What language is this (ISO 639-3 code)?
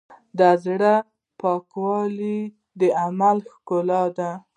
pus